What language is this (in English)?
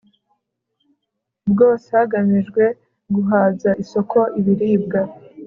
Kinyarwanda